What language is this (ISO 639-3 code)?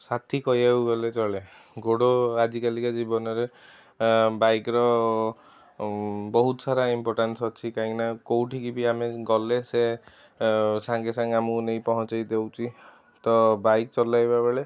ori